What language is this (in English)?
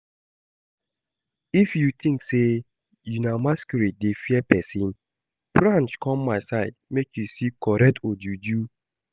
Nigerian Pidgin